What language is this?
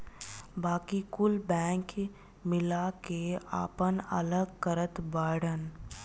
Bhojpuri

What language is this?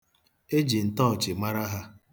Igbo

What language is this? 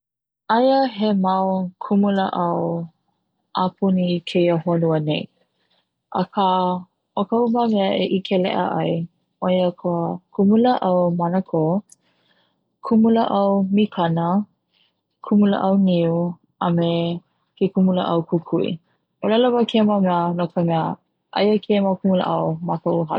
Hawaiian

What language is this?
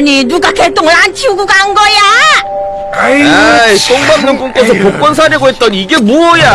Korean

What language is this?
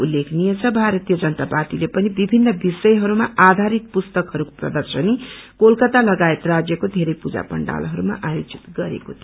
Nepali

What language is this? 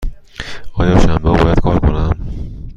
Persian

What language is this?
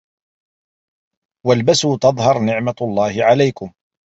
Arabic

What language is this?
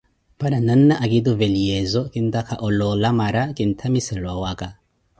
Koti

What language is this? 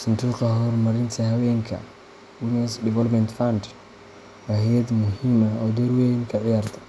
Somali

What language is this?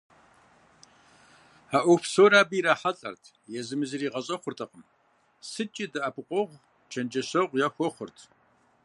Kabardian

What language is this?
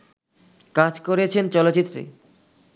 Bangla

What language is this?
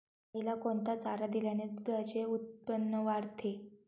Marathi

